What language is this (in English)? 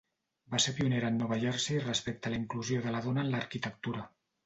Catalan